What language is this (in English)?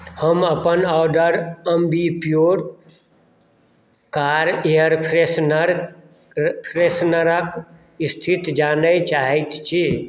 Maithili